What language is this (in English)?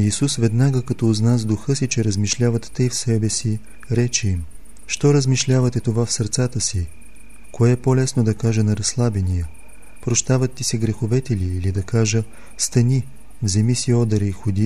Bulgarian